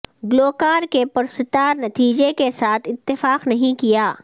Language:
Urdu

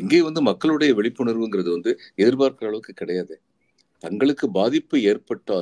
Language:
Tamil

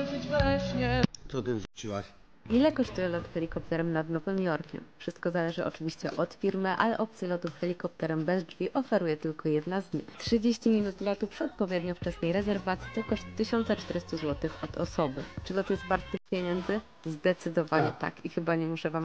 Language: Polish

